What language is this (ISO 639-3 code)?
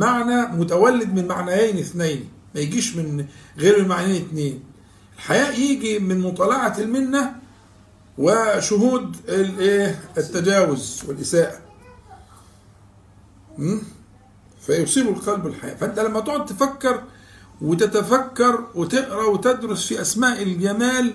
ara